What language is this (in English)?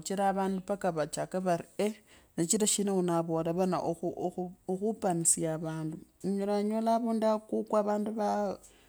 Kabras